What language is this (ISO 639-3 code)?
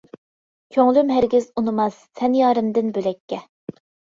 uig